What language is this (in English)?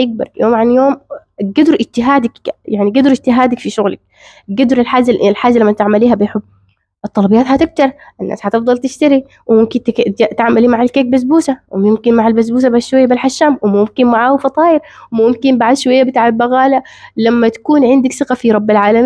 Arabic